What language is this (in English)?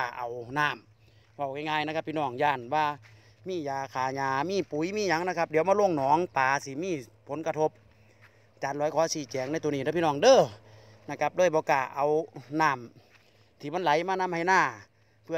Thai